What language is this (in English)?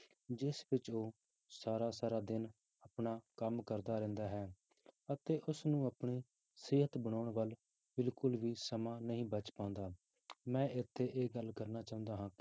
Punjabi